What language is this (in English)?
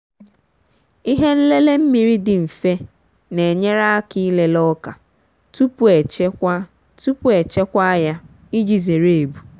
Igbo